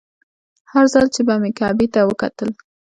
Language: Pashto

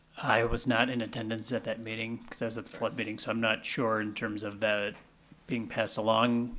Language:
English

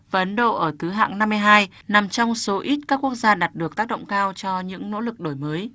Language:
Vietnamese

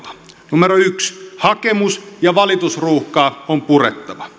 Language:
Finnish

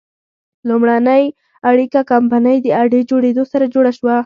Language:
Pashto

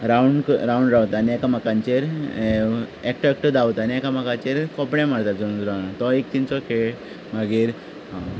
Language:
Konkani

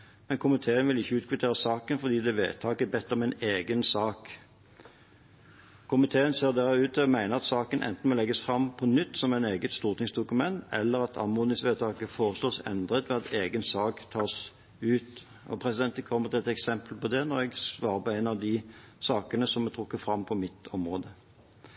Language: Norwegian Bokmål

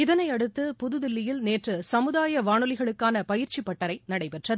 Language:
Tamil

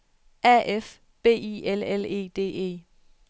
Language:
Danish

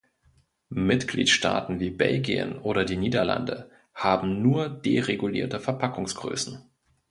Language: German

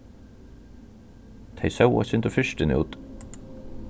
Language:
Faroese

